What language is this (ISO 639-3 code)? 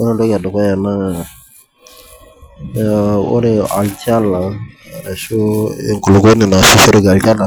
mas